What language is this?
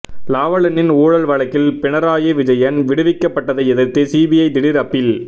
Tamil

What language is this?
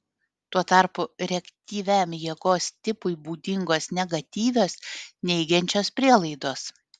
Lithuanian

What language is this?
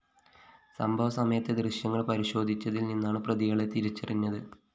Malayalam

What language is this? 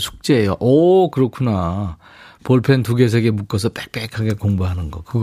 Korean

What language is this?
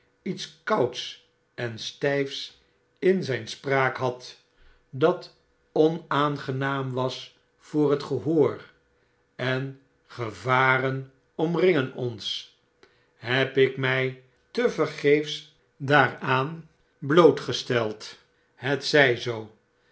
Dutch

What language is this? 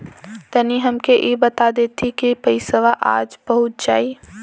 Bhojpuri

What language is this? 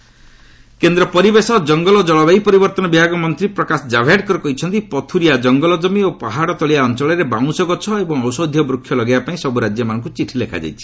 Odia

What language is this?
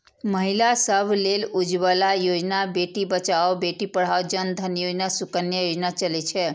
Maithili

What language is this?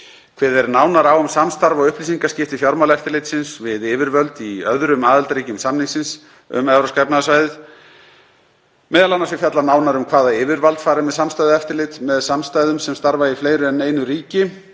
Icelandic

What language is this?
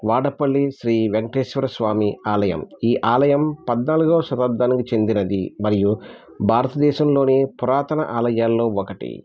Telugu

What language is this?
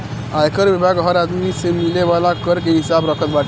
Bhojpuri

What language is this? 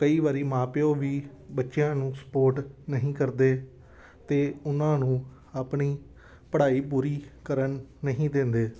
Punjabi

